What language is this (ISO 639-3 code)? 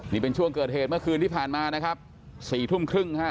tha